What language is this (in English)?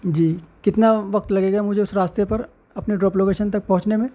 Urdu